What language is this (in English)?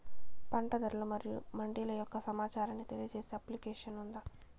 Telugu